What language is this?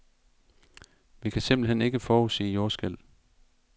Danish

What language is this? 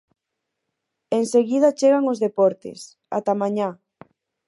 Galician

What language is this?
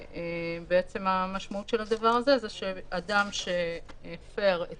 Hebrew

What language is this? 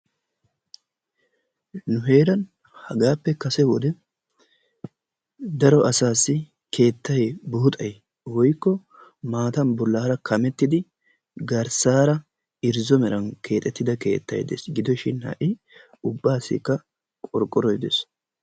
Wolaytta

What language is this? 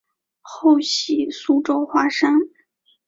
Chinese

